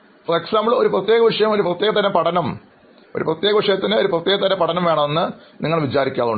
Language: Malayalam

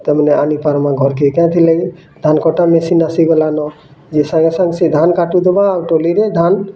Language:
Odia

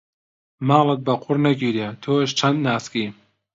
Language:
Central Kurdish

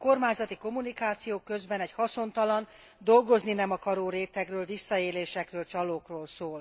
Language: Hungarian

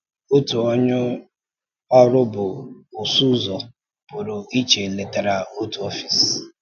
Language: Igbo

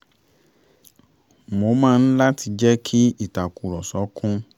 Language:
Yoruba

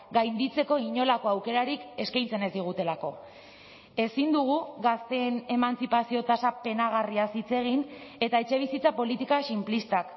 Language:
Basque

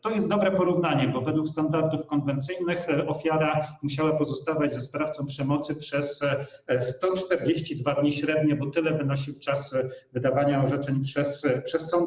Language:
Polish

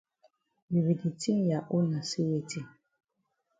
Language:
Cameroon Pidgin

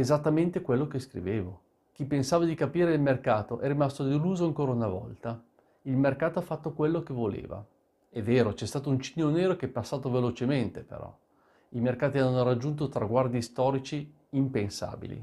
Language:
Italian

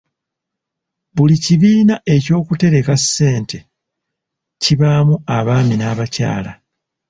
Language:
Ganda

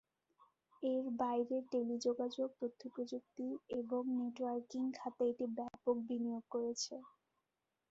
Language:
Bangla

